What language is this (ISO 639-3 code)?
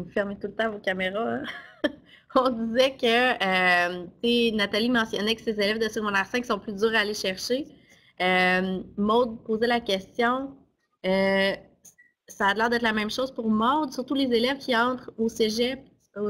fra